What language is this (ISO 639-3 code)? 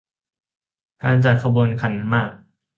tha